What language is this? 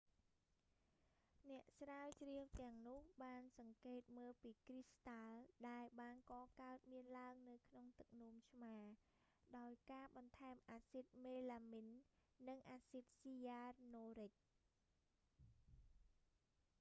Khmer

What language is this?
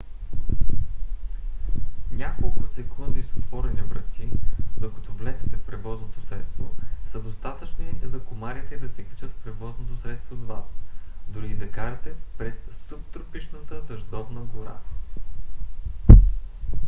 Bulgarian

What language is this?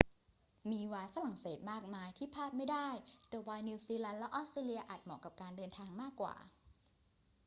Thai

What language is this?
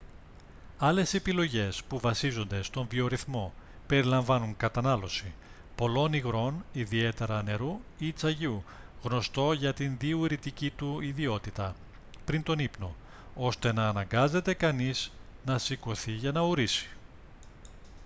Greek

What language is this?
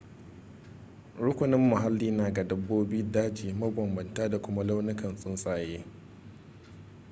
Hausa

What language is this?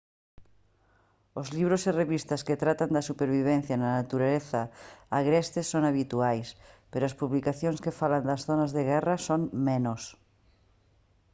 Galician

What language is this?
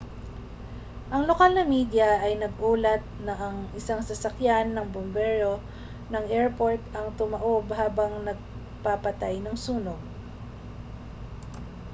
Filipino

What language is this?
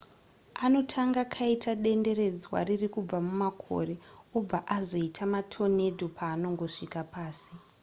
Shona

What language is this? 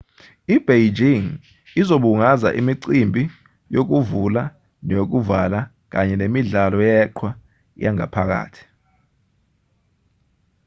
Zulu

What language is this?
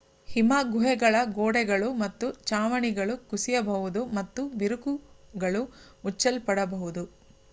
Kannada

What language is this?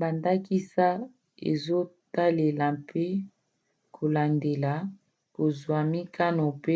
Lingala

